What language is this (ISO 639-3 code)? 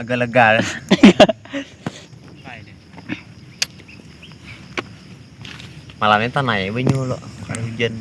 ind